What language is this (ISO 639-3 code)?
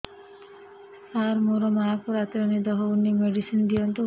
ori